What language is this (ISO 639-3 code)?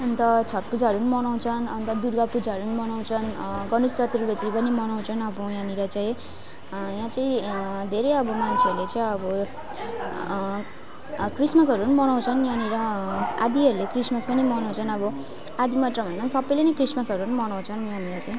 nep